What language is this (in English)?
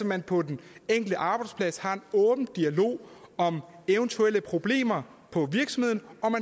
Danish